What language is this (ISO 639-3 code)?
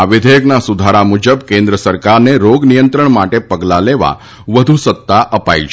guj